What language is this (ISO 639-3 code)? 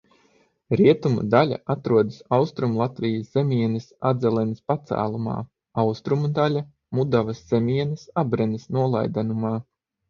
lav